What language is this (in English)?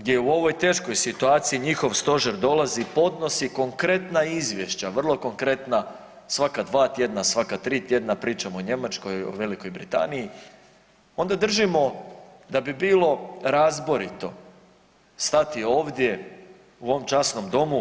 Croatian